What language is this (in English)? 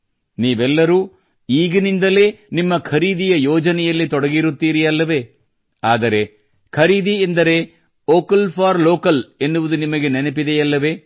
Kannada